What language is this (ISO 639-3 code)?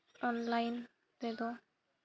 sat